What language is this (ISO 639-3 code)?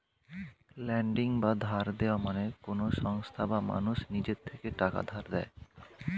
ben